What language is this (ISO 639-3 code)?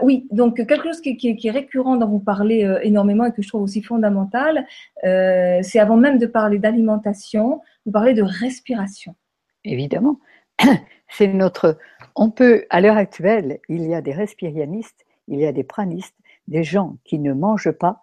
fra